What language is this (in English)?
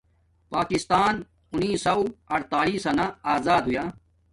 Domaaki